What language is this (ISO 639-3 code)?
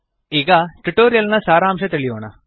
kan